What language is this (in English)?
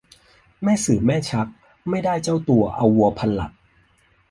Thai